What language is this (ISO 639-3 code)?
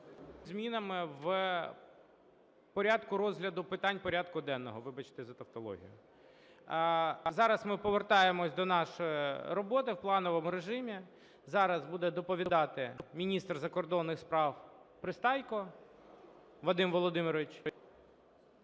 ukr